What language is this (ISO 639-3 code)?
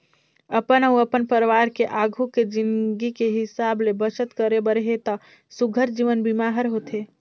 hne